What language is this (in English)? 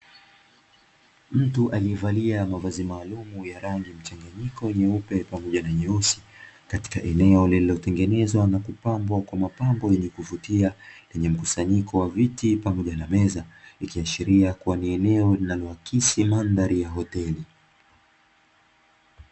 Swahili